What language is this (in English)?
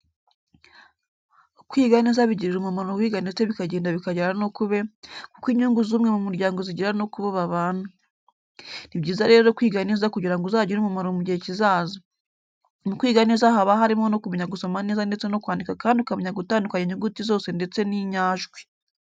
Kinyarwanda